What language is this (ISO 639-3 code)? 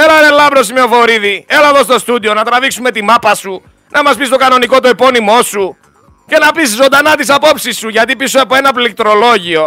ell